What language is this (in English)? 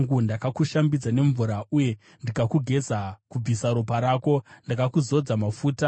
Shona